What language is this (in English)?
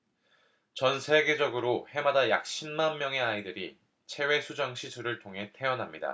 Korean